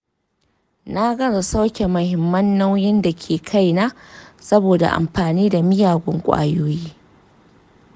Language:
Hausa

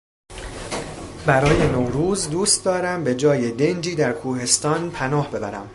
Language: Persian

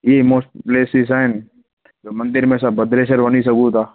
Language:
Sindhi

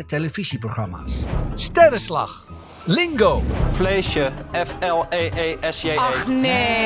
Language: Dutch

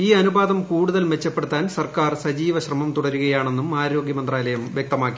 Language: Malayalam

